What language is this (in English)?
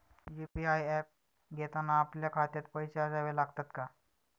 Marathi